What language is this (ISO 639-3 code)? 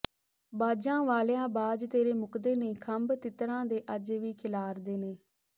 pan